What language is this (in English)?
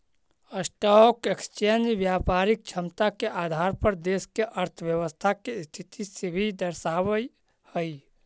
Magahi